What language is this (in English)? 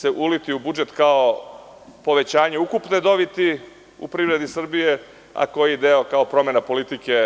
Serbian